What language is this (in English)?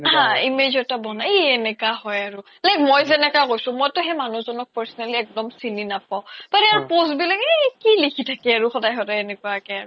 Assamese